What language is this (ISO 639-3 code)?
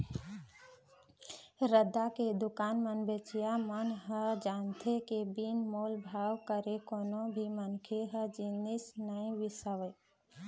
hne